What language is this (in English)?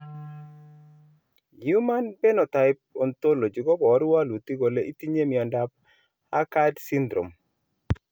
Kalenjin